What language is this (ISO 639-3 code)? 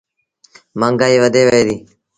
sbn